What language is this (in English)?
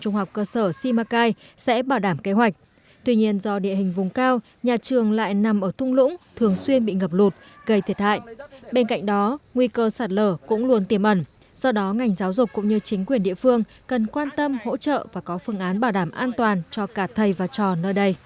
Vietnamese